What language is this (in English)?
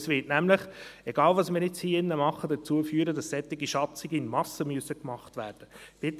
Swiss German